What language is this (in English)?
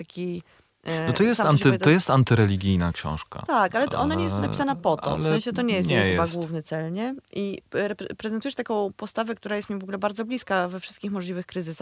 Polish